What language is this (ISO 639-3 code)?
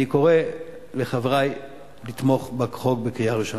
heb